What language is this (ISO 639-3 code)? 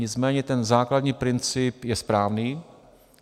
ces